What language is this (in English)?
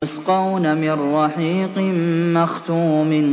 Arabic